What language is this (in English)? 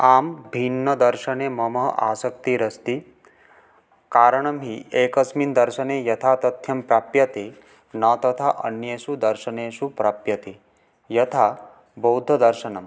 Sanskrit